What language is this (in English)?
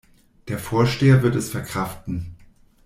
German